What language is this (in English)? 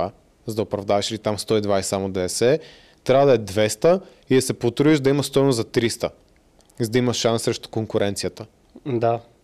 Bulgarian